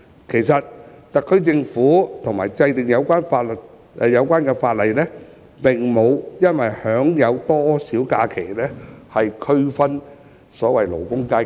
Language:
Cantonese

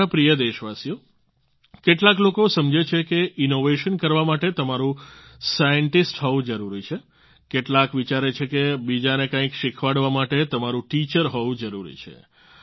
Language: Gujarati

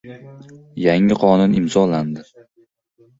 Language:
Uzbek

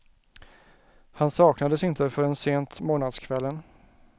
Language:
Swedish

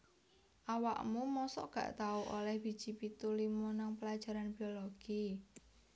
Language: Javanese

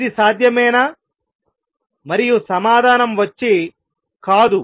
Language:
Telugu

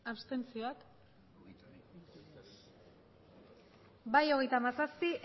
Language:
Basque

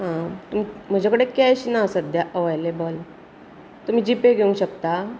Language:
Konkani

